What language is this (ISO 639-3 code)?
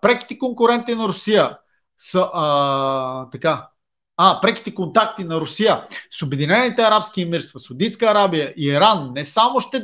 bul